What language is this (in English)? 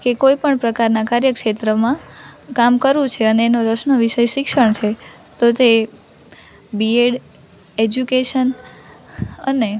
Gujarati